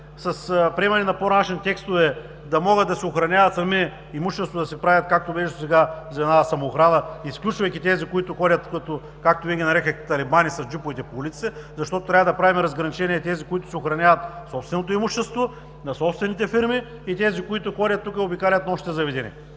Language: Bulgarian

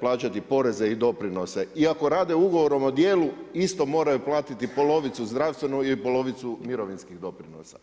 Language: Croatian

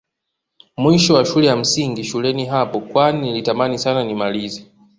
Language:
Swahili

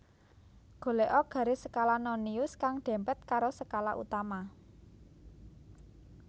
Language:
Javanese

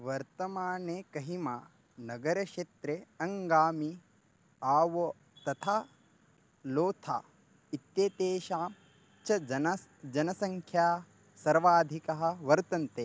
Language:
Sanskrit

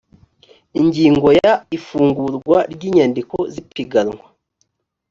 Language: Kinyarwanda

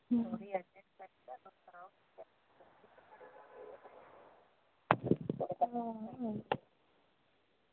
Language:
Dogri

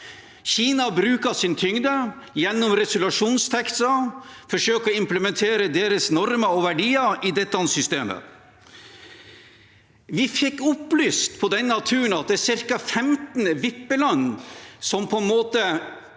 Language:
Norwegian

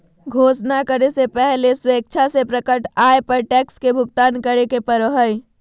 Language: Magahi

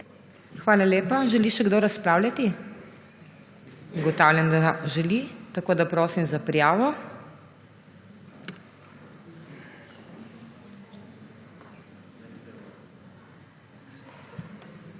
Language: Slovenian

